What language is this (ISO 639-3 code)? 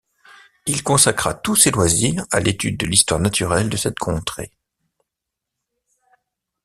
fra